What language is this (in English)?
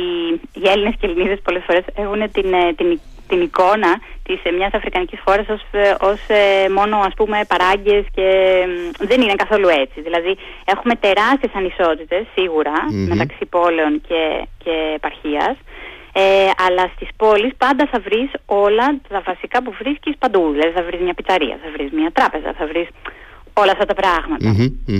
Greek